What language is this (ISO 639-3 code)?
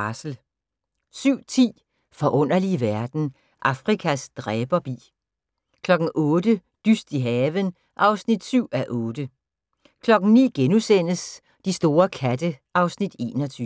dan